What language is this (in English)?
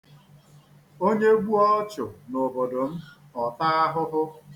Igbo